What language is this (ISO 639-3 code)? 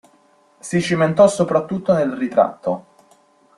ita